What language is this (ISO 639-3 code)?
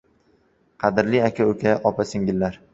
uzb